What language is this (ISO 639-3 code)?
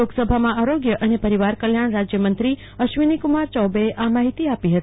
guj